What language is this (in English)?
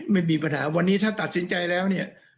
Thai